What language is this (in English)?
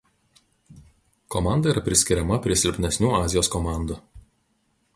Lithuanian